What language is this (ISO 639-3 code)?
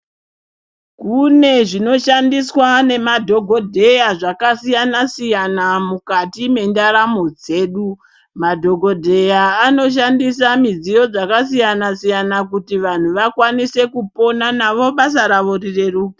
ndc